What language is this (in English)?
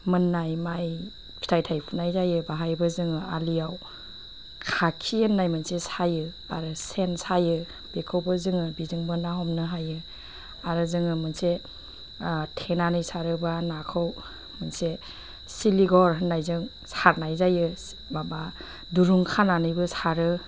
Bodo